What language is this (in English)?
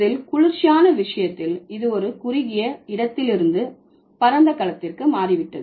Tamil